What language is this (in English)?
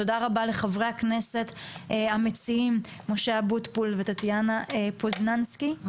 Hebrew